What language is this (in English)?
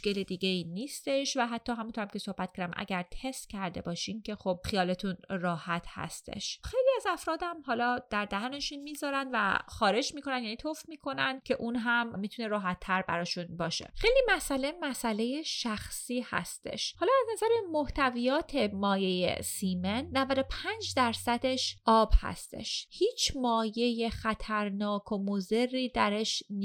Persian